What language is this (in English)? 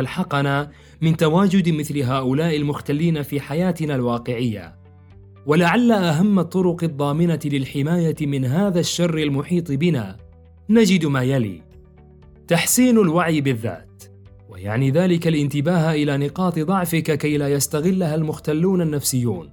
Arabic